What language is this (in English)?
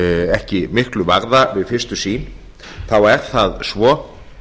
Icelandic